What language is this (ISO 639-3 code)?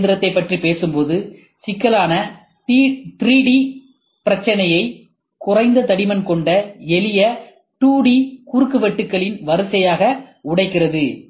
tam